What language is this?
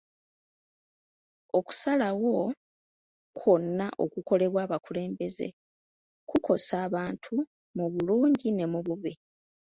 Ganda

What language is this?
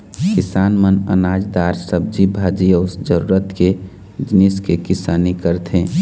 Chhattisgarhi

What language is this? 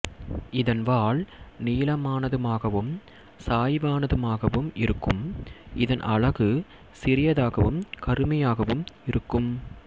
Tamil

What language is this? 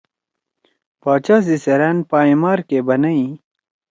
Torwali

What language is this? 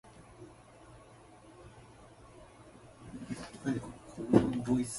Japanese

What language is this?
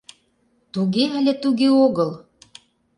Mari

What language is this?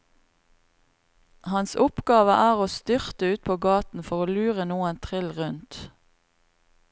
Norwegian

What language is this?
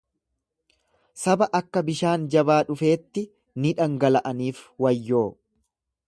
Oromo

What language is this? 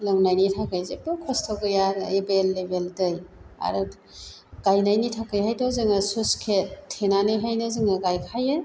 Bodo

